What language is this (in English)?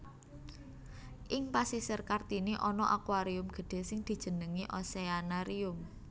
Javanese